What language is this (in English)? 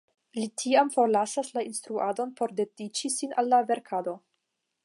Esperanto